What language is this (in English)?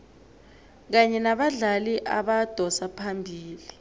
South Ndebele